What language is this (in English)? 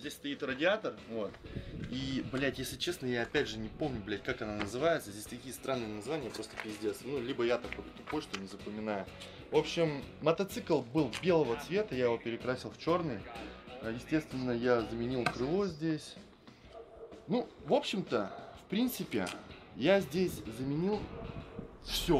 Russian